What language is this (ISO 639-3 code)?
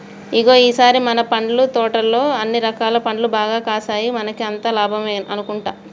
tel